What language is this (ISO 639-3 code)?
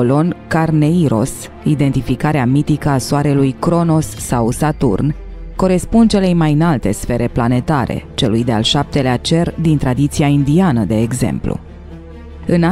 ron